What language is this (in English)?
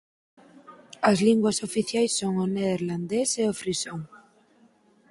Galician